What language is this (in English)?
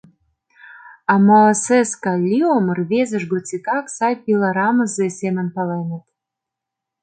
Mari